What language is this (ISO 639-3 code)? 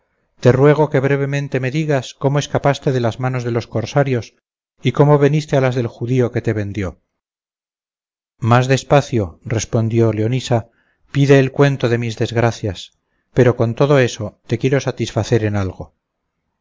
spa